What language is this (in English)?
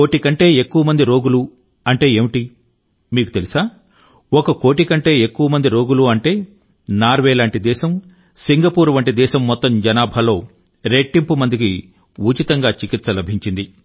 Telugu